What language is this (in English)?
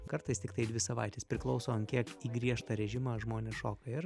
Lithuanian